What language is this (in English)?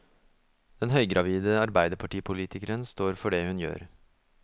Norwegian